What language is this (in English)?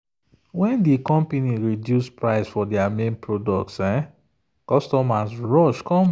Nigerian Pidgin